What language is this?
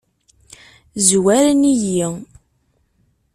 Kabyle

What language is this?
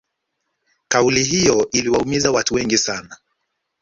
Swahili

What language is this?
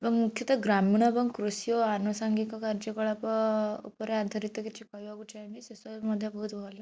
Odia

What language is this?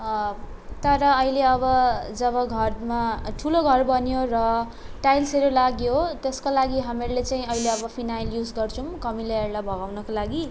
Nepali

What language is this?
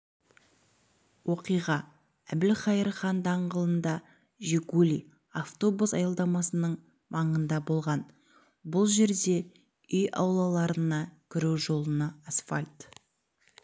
Kazakh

